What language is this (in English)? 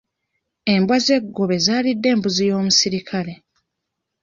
Ganda